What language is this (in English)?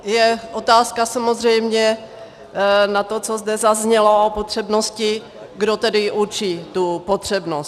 Czech